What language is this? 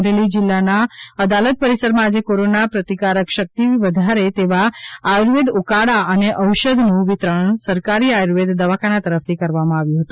Gujarati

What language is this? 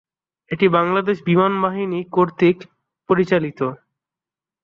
Bangla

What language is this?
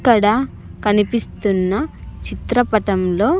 Telugu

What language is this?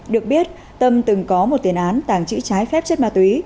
Vietnamese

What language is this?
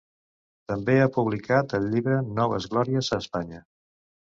Catalan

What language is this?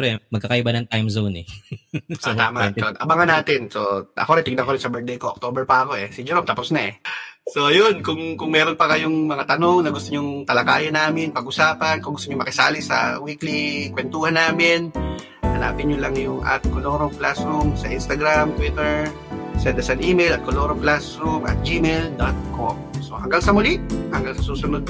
Filipino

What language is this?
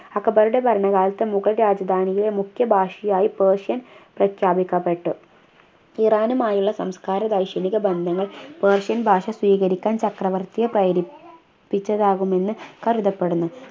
Malayalam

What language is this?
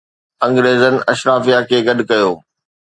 Sindhi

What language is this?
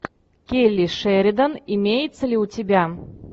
Russian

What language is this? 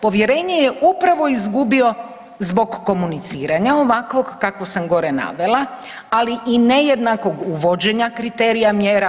Croatian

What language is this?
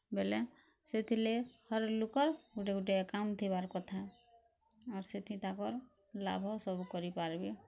Odia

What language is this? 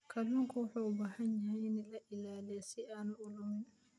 Somali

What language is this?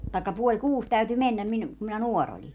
Finnish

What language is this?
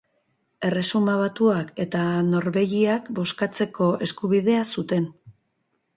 Basque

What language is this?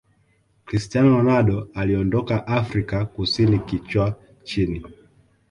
Swahili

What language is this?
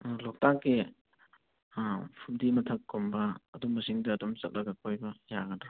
Manipuri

